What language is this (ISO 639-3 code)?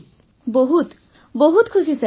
ori